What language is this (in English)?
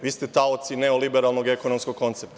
Serbian